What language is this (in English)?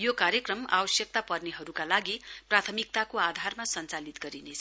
Nepali